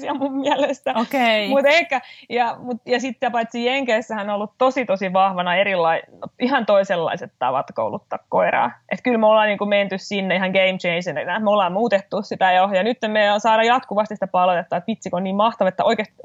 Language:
Finnish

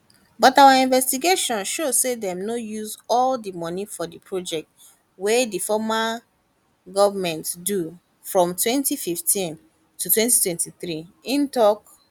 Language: Nigerian Pidgin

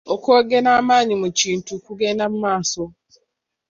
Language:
Ganda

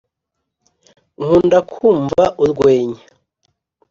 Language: Kinyarwanda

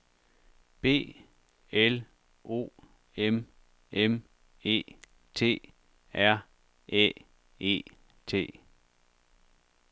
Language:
Danish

